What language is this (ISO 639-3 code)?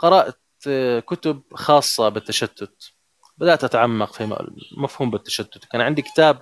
ara